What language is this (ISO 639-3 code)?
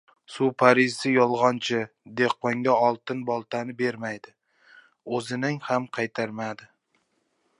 uzb